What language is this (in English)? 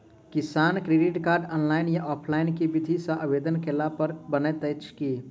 Maithili